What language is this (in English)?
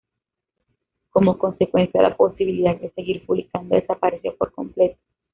Spanish